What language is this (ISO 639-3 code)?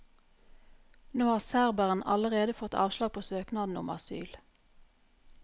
nor